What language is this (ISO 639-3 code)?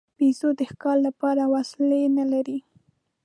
pus